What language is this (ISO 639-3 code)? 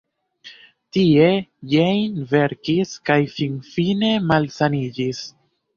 epo